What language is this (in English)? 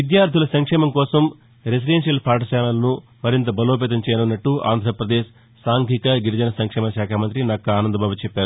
Telugu